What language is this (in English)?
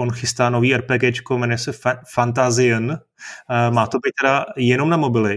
Czech